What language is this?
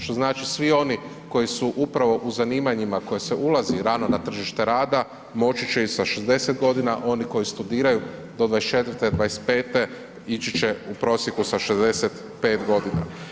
Croatian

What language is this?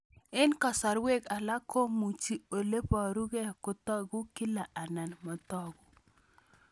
Kalenjin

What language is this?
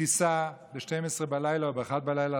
Hebrew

